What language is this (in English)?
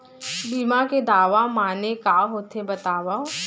Chhattisgarhi